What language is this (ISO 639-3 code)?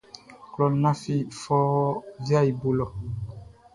bci